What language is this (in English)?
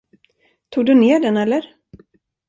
Swedish